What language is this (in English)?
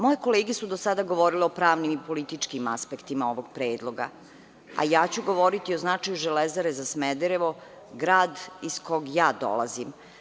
Serbian